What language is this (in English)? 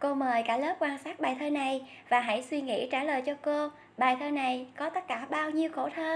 Vietnamese